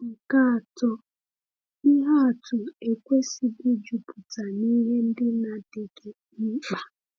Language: Igbo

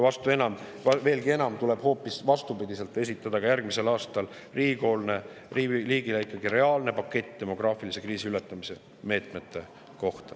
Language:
Estonian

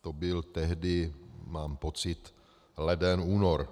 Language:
Czech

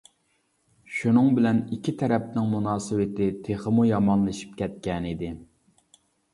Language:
Uyghur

